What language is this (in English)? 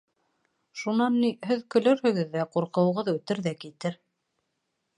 Bashkir